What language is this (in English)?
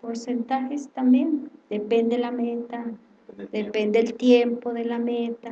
Spanish